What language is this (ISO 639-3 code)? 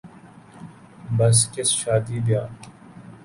urd